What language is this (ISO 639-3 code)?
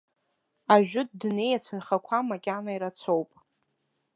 abk